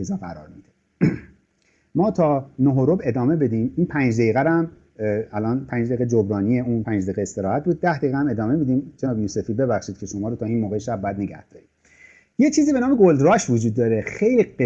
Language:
Persian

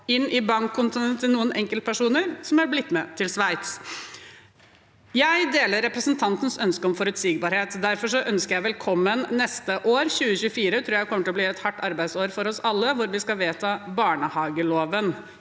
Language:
Norwegian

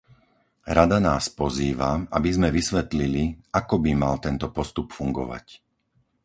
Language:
Slovak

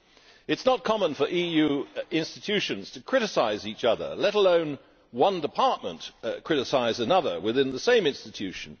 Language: English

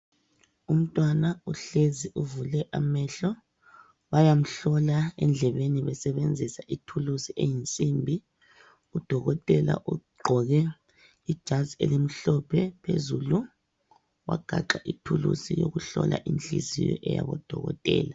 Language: North Ndebele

